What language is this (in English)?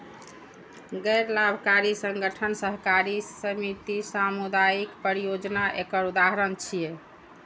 Maithili